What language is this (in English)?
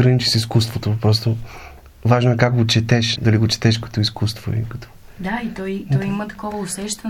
Bulgarian